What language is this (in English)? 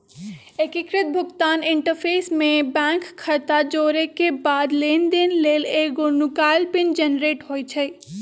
Magahi